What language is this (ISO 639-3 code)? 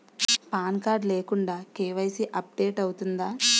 tel